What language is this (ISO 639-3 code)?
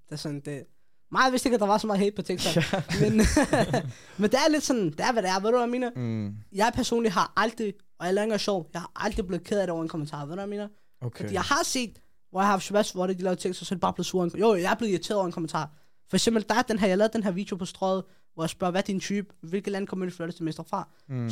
dan